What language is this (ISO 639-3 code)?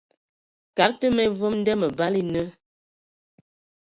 ewo